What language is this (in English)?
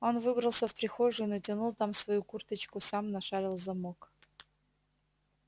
Russian